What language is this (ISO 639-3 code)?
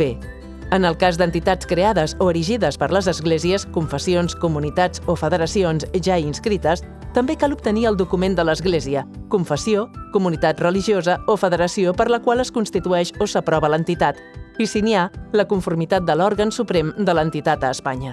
cat